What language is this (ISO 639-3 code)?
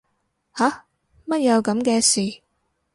yue